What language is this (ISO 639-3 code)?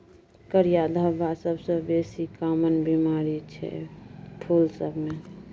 mai